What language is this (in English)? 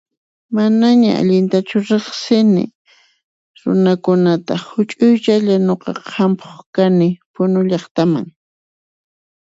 Puno Quechua